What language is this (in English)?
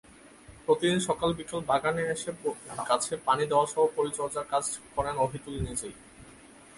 Bangla